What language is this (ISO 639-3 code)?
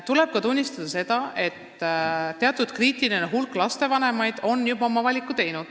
est